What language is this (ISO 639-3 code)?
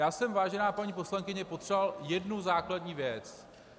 ces